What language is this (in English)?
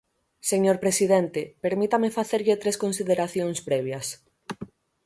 Galician